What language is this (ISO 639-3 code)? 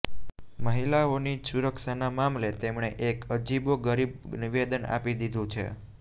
guj